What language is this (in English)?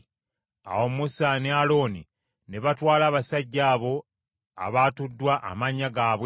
Ganda